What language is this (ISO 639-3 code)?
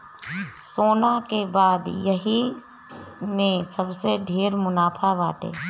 bho